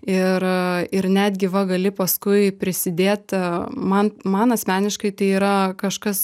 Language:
Lithuanian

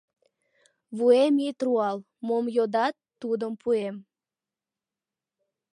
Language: Mari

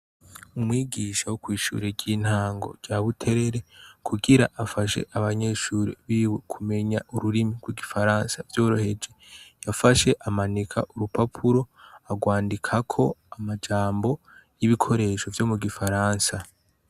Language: Rundi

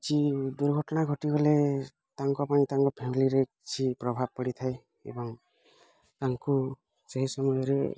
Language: Odia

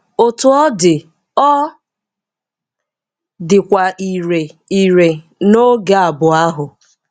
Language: Igbo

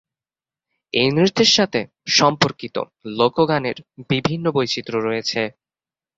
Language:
Bangla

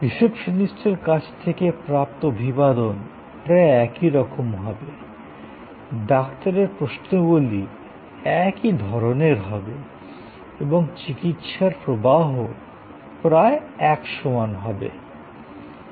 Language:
Bangla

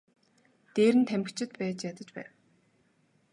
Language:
Mongolian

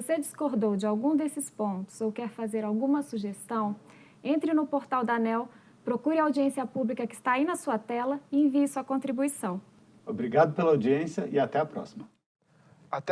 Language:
Portuguese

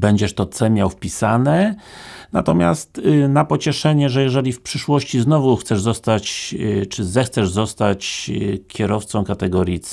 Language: Polish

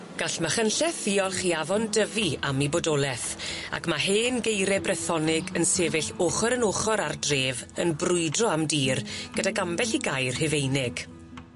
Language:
Welsh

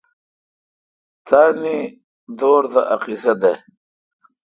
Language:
Kalkoti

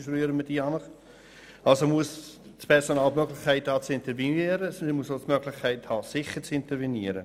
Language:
Swiss German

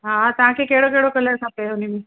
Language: Sindhi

